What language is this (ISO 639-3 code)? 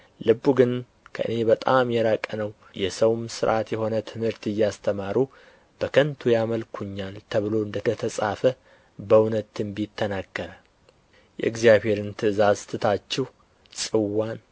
amh